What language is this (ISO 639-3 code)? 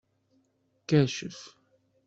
kab